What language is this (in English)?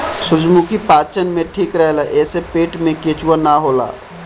Bhojpuri